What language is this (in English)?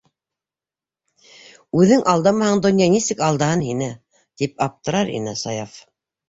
Bashkir